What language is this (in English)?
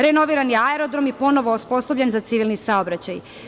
Serbian